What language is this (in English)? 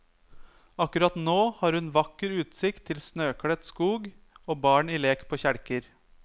Norwegian